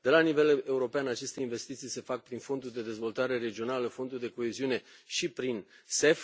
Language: Romanian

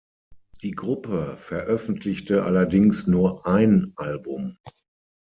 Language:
German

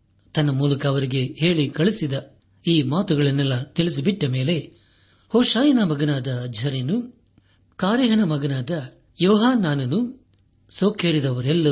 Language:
Kannada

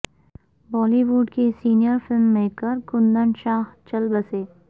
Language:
Urdu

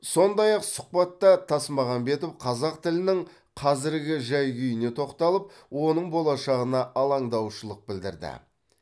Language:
Kazakh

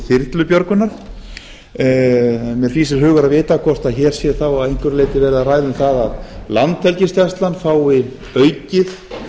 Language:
Icelandic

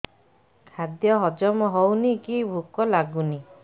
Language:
Odia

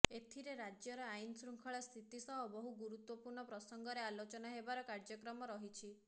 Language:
Odia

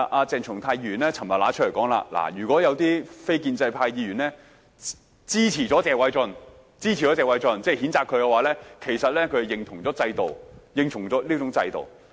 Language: Cantonese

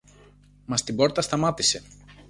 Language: Greek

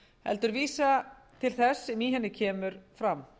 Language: Icelandic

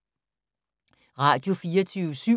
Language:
Danish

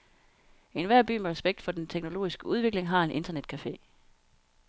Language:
Danish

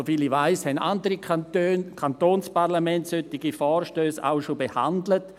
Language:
Swiss German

